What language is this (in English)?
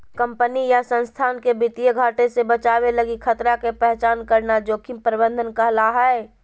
Magahi